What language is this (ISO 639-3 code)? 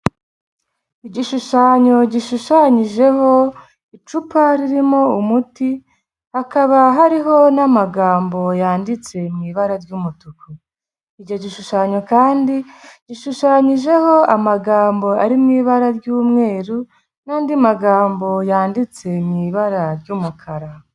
kin